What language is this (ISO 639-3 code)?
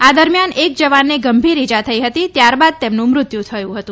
guj